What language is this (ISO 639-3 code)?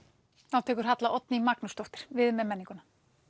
isl